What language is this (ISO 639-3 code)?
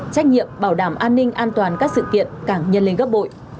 vie